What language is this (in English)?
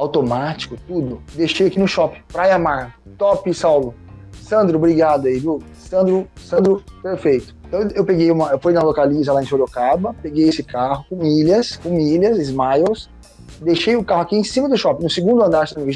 Portuguese